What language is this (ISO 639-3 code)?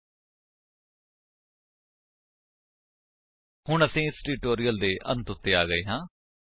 pan